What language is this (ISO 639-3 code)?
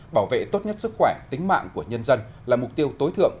vie